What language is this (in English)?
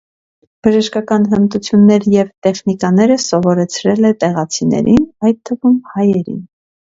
Armenian